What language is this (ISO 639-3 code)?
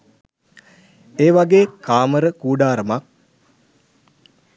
sin